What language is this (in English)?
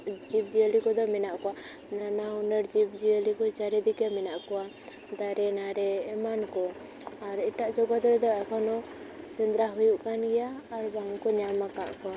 Santali